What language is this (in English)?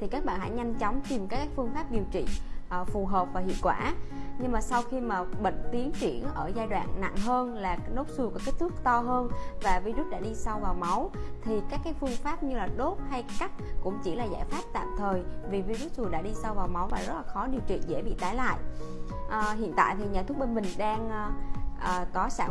Vietnamese